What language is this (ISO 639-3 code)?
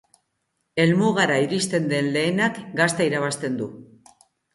eus